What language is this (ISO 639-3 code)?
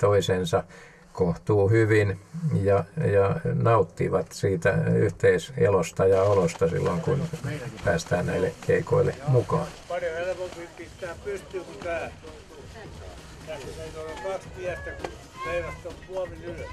fin